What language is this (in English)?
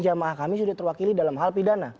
Indonesian